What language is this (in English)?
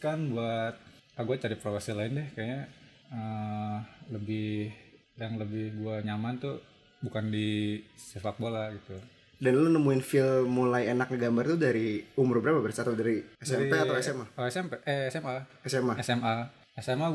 Indonesian